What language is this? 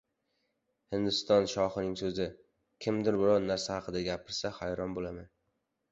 Uzbek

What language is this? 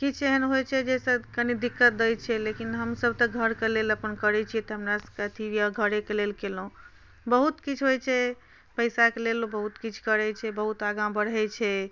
Maithili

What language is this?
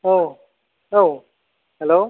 Bodo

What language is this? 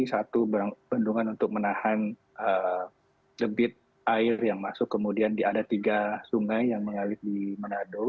Indonesian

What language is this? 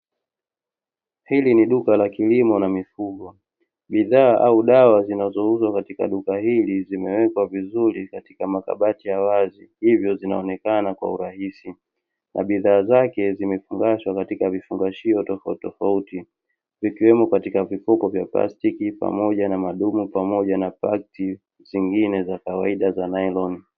Swahili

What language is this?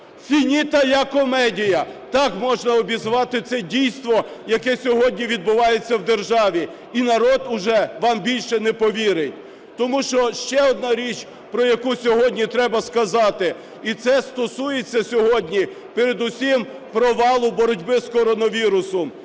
Ukrainian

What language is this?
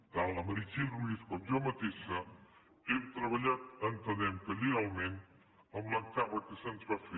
Catalan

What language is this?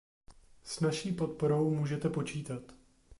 Czech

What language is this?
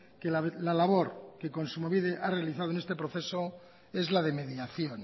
Spanish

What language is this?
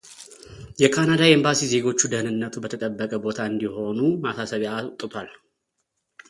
Amharic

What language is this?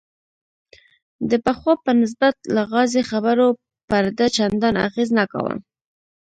Pashto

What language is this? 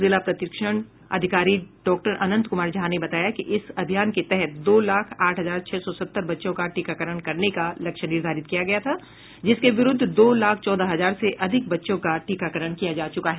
Hindi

